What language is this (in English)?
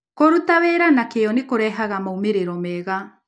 Kikuyu